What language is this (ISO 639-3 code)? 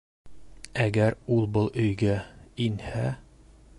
bak